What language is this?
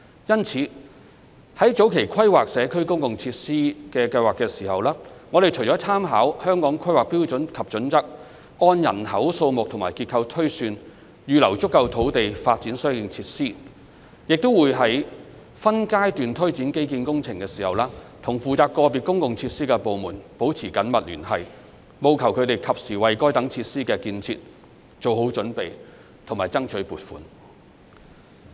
Cantonese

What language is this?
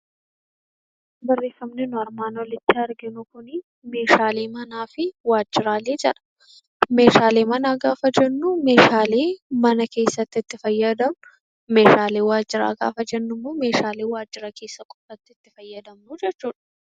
Oromo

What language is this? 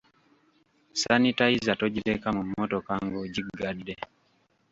Ganda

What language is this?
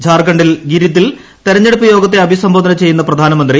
Malayalam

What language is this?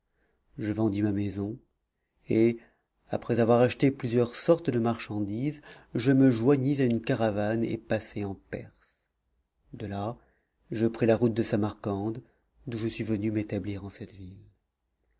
French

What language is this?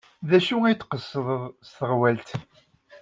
Kabyle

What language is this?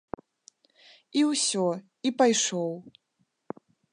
Belarusian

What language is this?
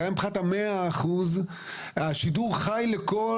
Hebrew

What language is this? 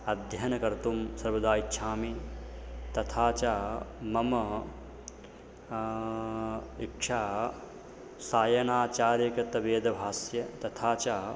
Sanskrit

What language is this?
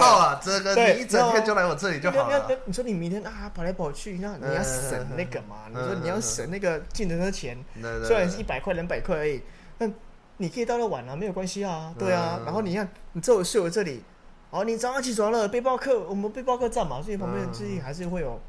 Chinese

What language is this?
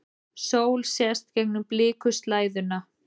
Icelandic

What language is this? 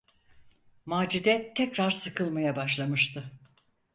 Turkish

